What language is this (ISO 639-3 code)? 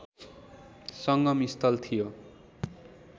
nep